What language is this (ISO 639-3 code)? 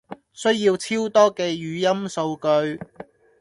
yue